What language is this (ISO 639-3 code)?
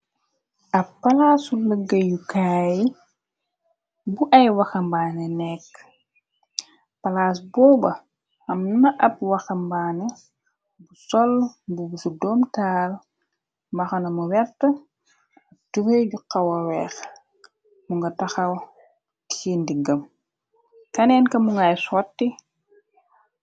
wol